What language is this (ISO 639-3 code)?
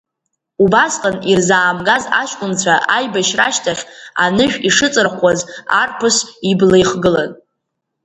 abk